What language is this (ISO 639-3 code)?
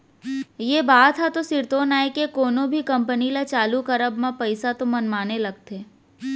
hne